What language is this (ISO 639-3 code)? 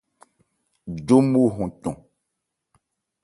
ebr